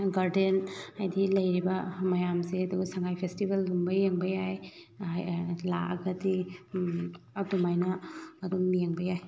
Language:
Manipuri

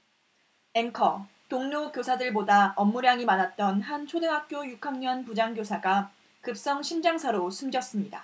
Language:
Korean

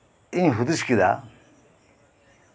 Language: Santali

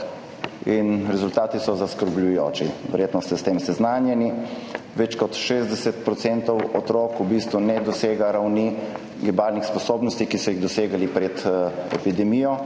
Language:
Slovenian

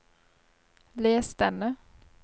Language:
Norwegian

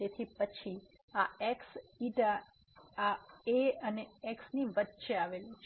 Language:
Gujarati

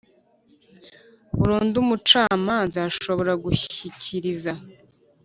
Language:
Kinyarwanda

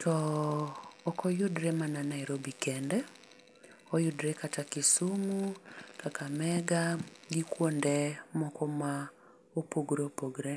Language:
Luo (Kenya and Tanzania)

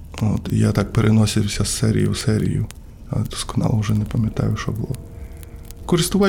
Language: Ukrainian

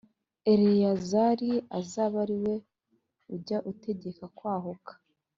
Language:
Kinyarwanda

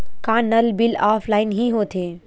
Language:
Chhattisgarhi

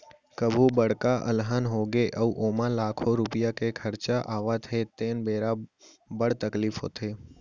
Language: Chhattisgarhi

